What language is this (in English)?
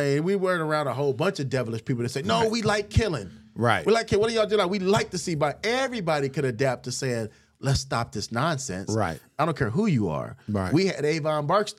English